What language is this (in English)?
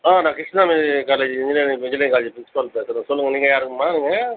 Tamil